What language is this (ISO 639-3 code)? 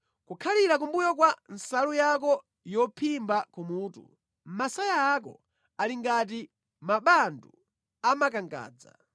nya